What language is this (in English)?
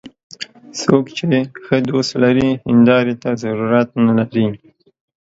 Pashto